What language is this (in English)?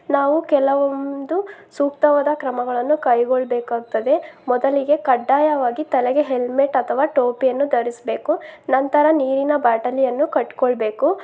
Kannada